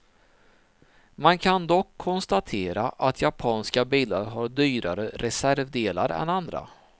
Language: Swedish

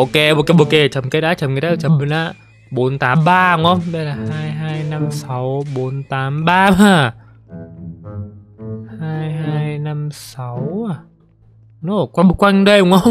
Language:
Vietnamese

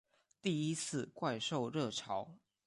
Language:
Chinese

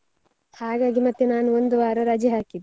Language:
Kannada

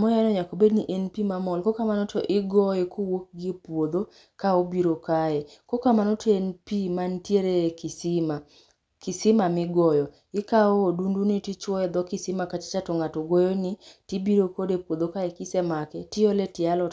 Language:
Luo (Kenya and Tanzania)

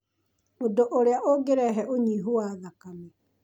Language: Kikuyu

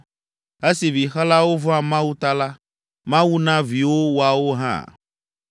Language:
Ewe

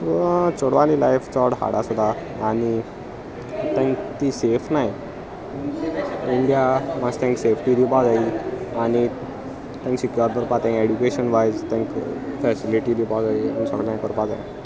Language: Konkani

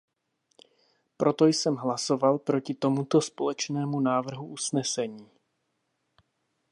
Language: Czech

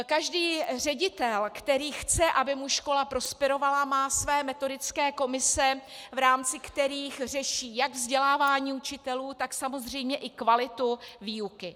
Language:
Czech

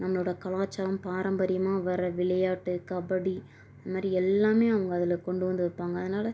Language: Tamil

